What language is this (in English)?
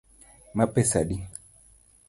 Luo (Kenya and Tanzania)